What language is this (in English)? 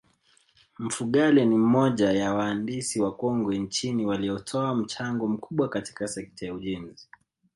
Swahili